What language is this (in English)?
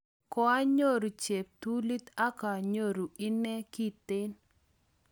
Kalenjin